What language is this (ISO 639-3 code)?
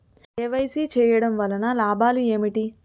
tel